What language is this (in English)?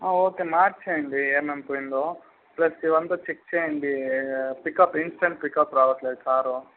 Telugu